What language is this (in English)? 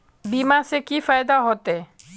Magahi